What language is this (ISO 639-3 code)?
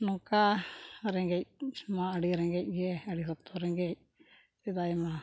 sat